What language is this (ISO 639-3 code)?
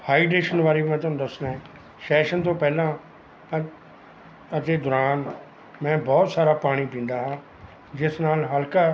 pan